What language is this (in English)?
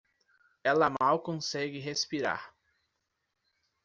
Portuguese